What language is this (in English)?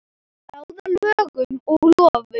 Icelandic